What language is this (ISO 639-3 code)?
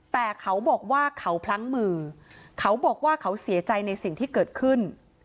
tha